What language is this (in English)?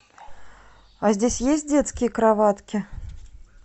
Russian